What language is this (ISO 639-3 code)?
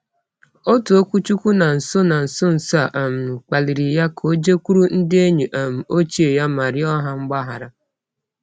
ibo